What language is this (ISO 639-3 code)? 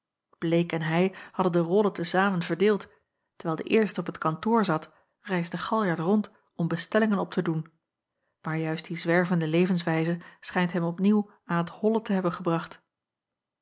nld